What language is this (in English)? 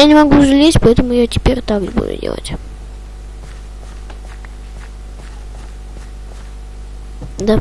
Russian